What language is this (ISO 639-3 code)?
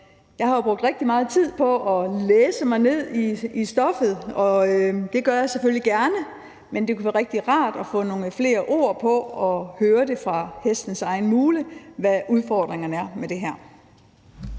dan